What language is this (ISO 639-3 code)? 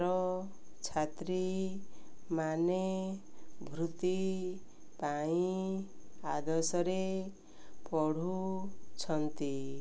ori